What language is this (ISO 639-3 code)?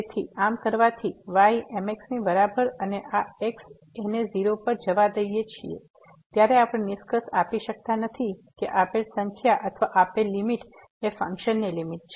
guj